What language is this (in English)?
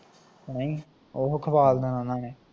Punjabi